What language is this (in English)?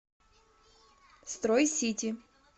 Russian